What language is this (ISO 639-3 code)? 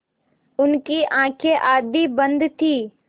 hin